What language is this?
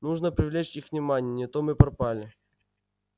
Russian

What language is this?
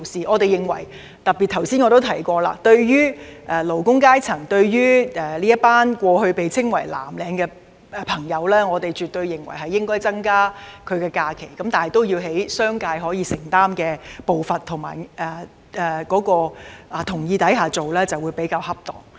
Cantonese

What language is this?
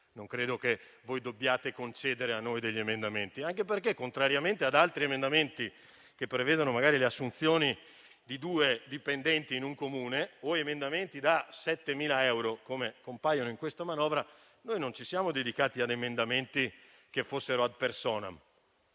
Italian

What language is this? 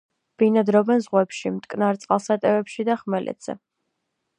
Georgian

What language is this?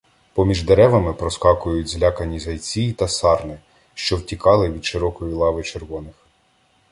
Ukrainian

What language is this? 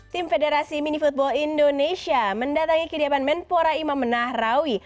Indonesian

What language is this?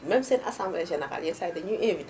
Wolof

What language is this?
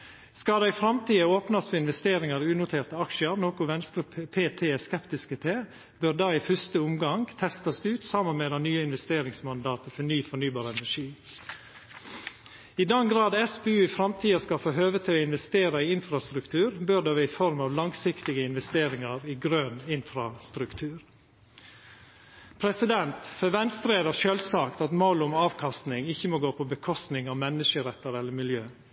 Norwegian Nynorsk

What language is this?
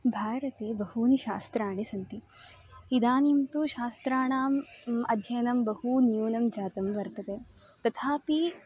Sanskrit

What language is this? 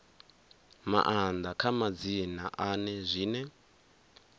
Venda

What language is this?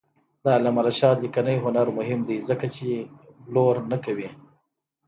Pashto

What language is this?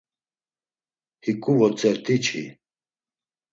Laz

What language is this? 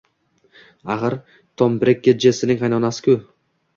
Uzbek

